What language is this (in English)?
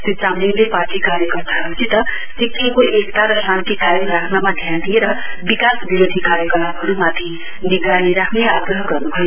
Nepali